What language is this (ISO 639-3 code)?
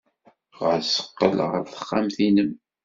kab